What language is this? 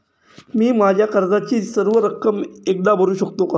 Marathi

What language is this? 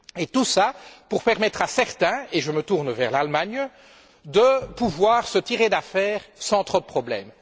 French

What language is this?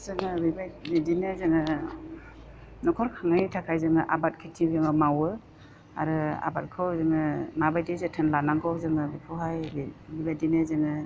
Bodo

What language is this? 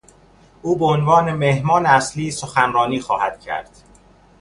Persian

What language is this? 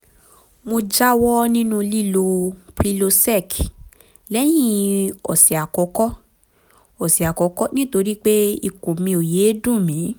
Yoruba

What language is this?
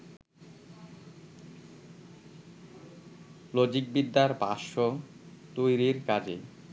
Bangla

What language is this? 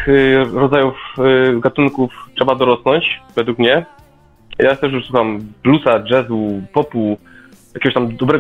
Polish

